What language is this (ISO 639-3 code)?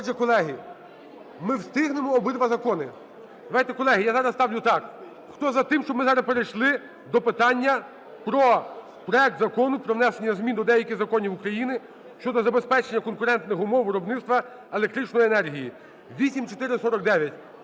ukr